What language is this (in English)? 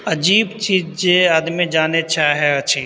Maithili